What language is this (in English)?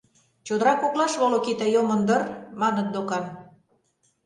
Mari